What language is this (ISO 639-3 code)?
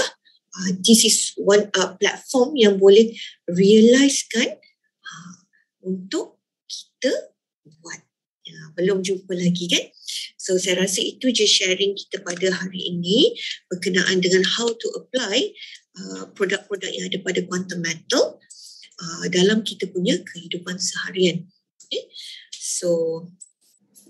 msa